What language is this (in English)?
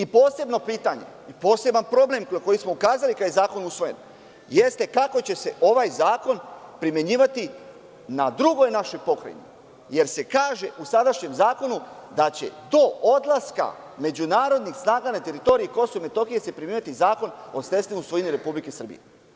Serbian